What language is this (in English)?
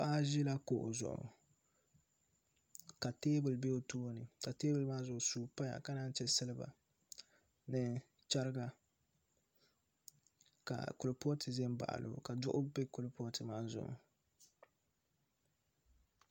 Dagbani